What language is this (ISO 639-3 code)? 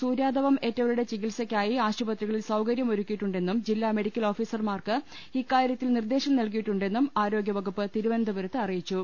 mal